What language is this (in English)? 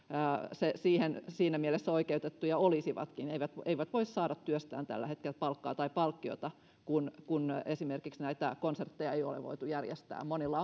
Finnish